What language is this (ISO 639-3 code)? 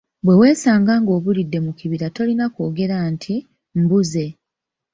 lug